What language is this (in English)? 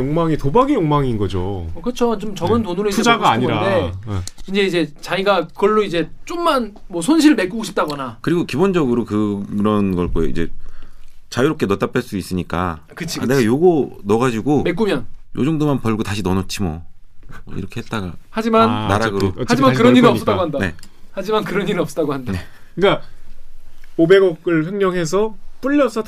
Korean